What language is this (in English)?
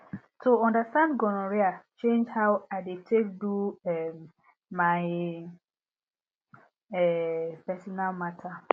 Nigerian Pidgin